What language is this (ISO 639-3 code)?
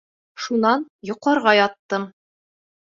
bak